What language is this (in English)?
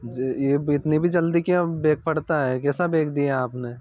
Hindi